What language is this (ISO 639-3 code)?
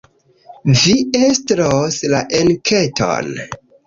epo